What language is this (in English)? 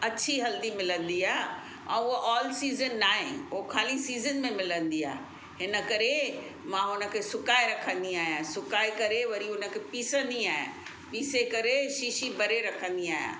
Sindhi